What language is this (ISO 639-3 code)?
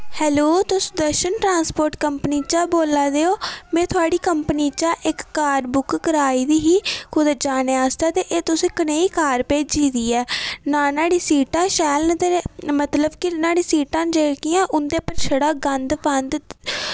doi